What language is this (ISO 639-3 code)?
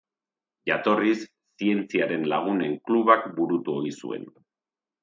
eus